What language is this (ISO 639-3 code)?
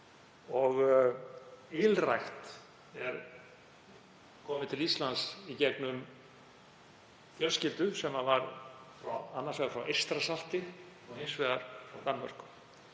isl